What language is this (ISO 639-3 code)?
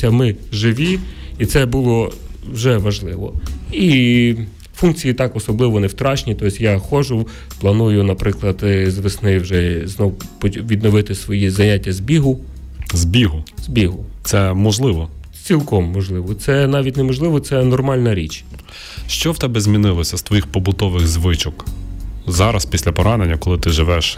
ukr